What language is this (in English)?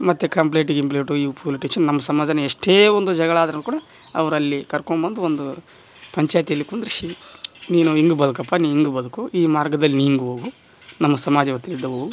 Kannada